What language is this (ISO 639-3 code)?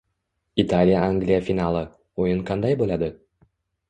uzb